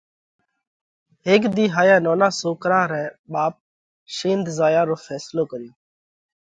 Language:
Parkari Koli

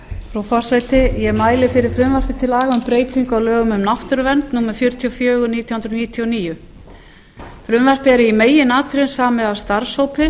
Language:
Icelandic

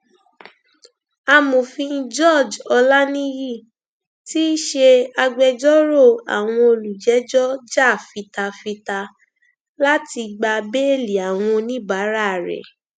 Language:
Yoruba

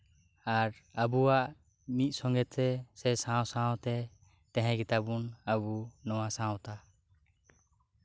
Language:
Santali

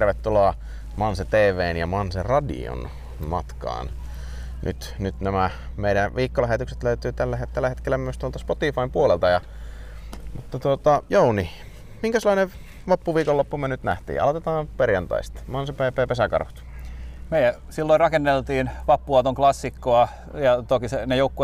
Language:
Finnish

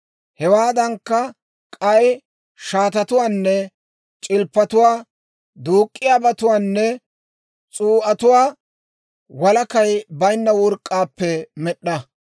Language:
Dawro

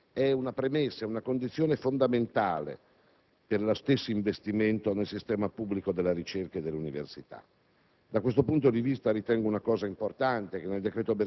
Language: Italian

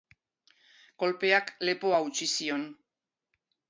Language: Basque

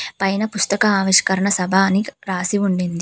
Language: Telugu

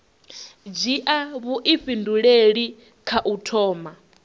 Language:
Venda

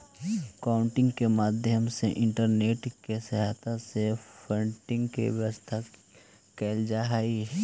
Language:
Magahi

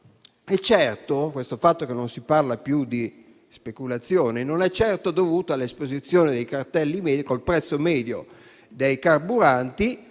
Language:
Italian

